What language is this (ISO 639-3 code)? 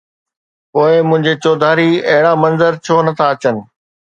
snd